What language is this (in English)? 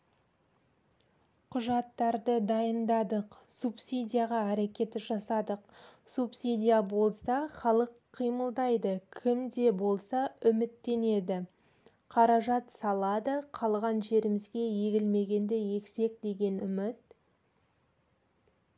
Kazakh